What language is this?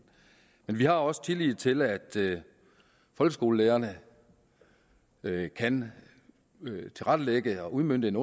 Danish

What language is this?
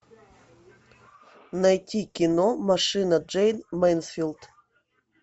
Russian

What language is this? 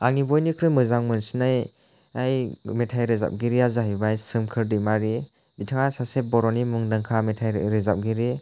Bodo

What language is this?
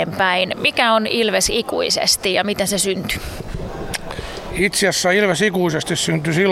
Finnish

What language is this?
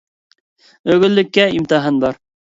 Uyghur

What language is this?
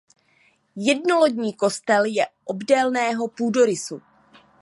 Czech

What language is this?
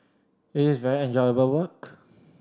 English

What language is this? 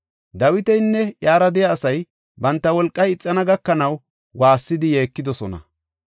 Gofa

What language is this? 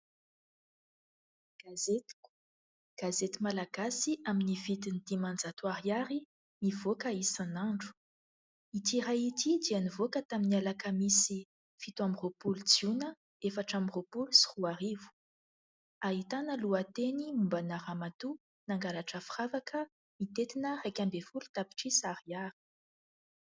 Malagasy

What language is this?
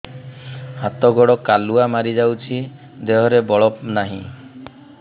Odia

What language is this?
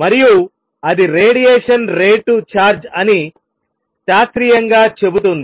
Telugu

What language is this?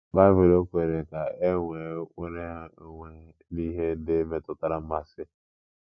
Igbo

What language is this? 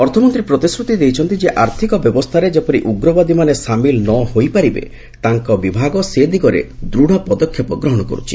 Odia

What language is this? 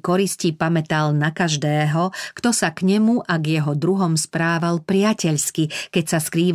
Slovak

